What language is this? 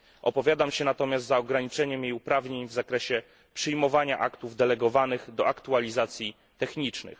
Polish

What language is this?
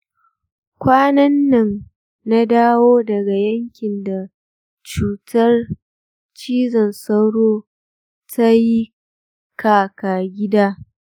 Hausa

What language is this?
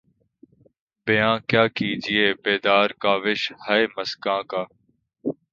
Urdu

